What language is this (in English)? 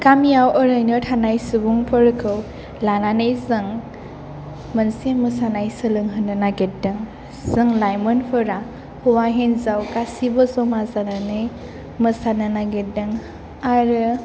Bodo